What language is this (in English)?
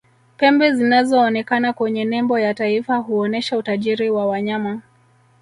Swahili